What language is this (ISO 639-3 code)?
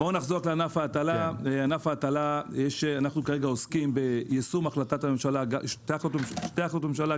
heb